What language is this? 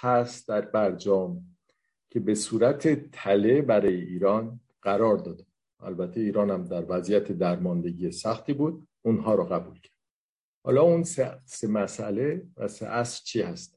Persian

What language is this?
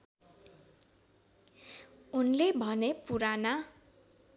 Nepali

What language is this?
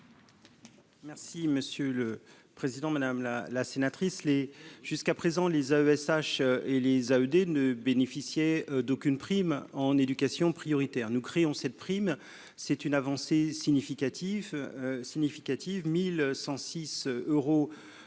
French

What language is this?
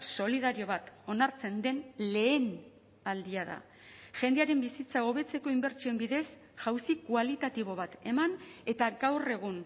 Basque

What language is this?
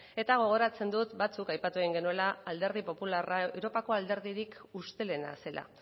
Basque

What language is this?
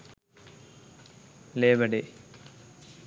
Sinhala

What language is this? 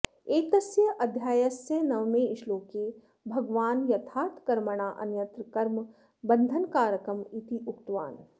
Sanskrit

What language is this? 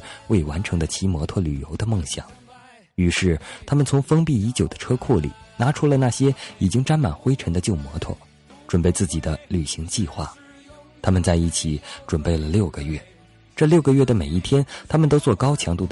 Chinese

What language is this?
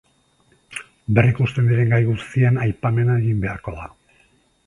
Basque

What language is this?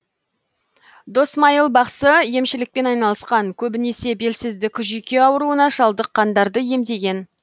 Kazakh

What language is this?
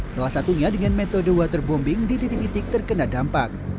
Indonesian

